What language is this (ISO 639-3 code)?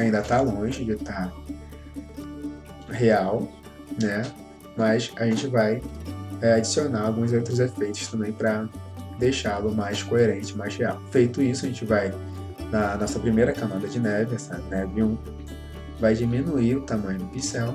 por